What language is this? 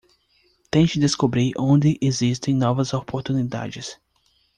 Portuguese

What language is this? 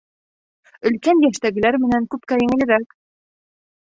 Bashkir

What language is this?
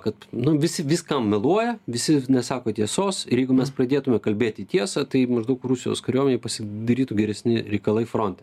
Lithuanian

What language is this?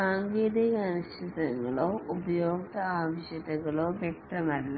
Malayalam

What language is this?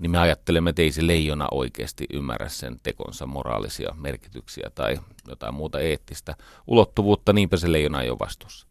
Finnish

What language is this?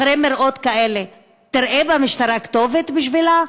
Hebrew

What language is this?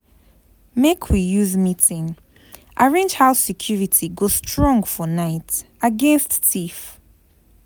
Nigerian Pidgin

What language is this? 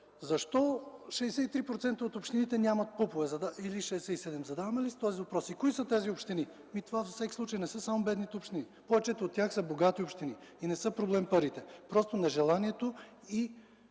Bulgarian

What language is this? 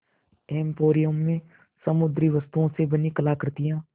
Hindi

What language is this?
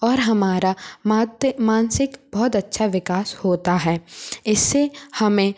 Hindi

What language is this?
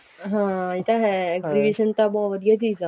Punjabi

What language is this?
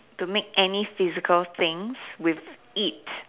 English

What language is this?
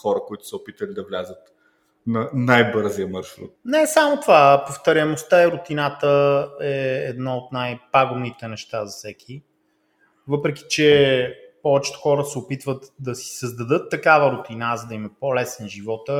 Bulgarian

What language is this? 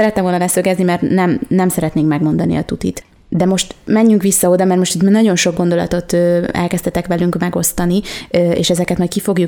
Hungarian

